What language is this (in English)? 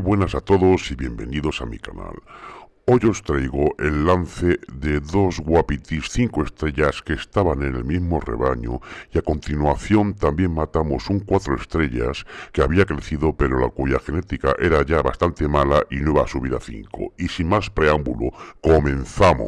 Spanish